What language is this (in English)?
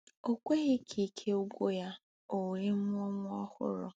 Igbo